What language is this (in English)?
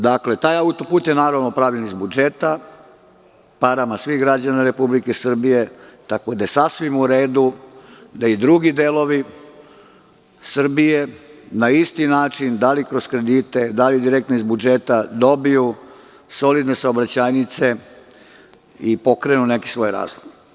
Serbian